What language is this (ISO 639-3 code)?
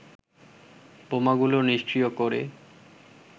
ben